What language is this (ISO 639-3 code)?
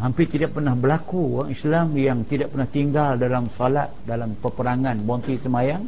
msa